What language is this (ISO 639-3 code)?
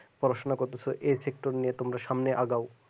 ben